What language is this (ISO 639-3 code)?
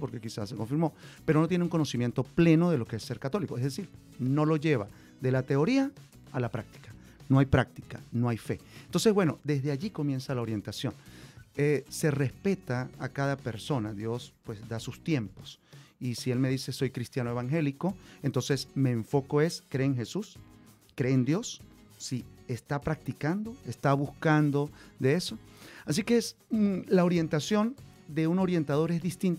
spa